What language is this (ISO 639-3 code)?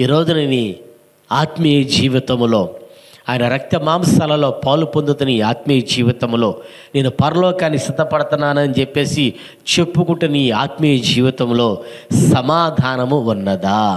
tel